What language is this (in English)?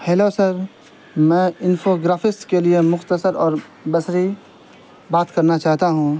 Urdu